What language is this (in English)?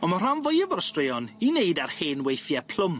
Welsh